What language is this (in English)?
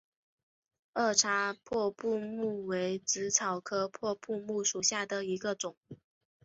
Chinese